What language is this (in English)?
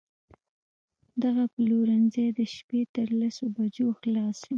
Pashto